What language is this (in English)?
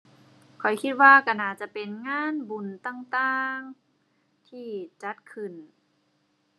Thai